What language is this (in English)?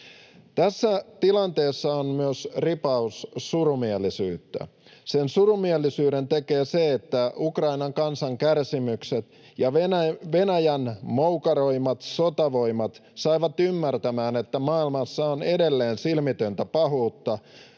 Finnish